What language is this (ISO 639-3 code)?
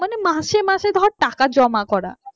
ben